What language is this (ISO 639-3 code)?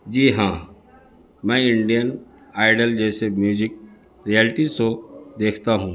urd